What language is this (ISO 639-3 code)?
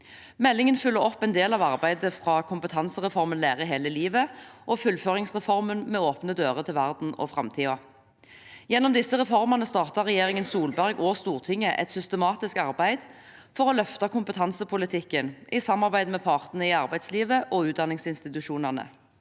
nor